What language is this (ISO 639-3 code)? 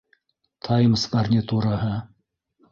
bak